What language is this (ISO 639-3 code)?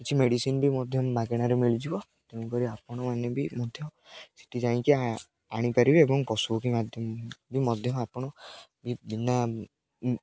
ori